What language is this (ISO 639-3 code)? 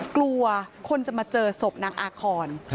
tha